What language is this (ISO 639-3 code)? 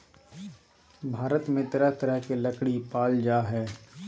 mag